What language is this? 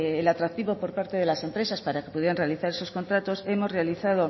Spanish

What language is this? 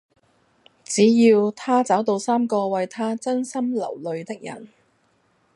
Cantonese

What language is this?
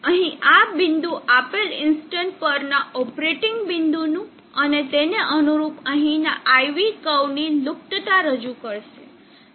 Gujarati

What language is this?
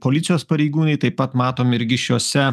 Lithuanian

